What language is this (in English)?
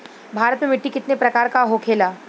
Bhojpuri